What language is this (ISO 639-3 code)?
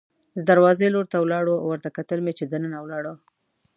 pus